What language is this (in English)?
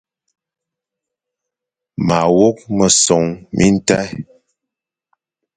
Fang